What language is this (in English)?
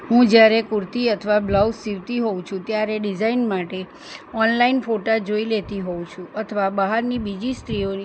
Gujarati